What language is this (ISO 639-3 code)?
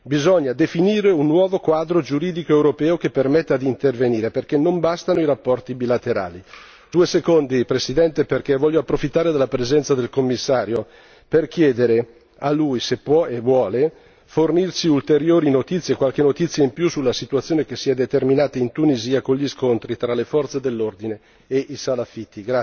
ita